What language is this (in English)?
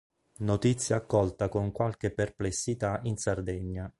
Italian